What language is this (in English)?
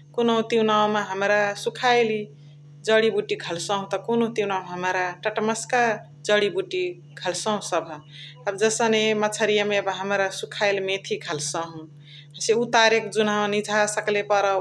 Chitwania Tharu